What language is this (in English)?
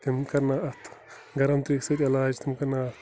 Kashmiri